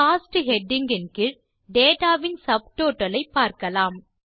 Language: Tamil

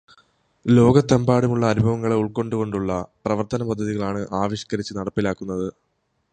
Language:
Malayalam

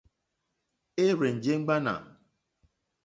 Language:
Mokpwe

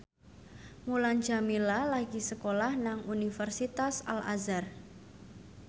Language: Javanese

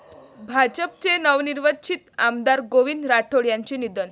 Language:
Marathi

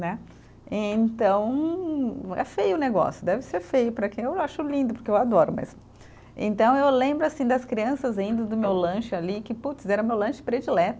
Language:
Portuguese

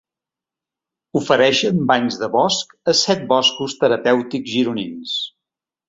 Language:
Catalan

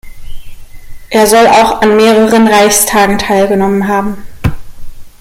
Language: German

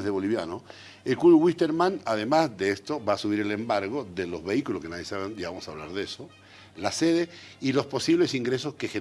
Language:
Spanish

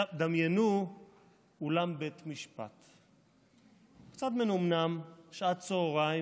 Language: Hebrew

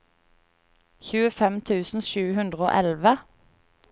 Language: Norwegian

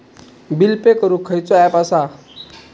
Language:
Marathi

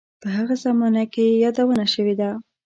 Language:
Pashto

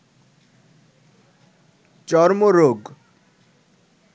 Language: Bangla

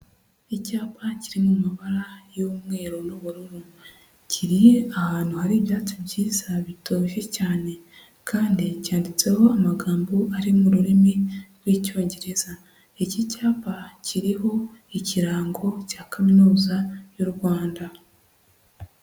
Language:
Kinyarwanda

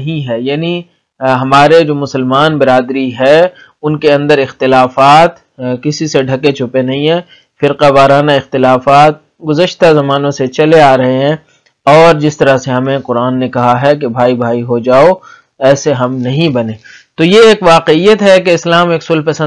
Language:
Arabic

